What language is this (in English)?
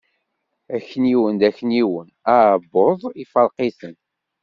Kabyle